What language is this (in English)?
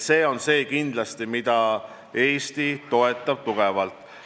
Estonian